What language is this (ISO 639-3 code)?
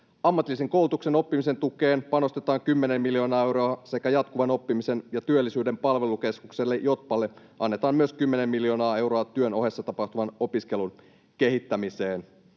fin